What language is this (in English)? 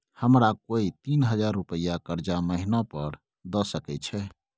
Maithili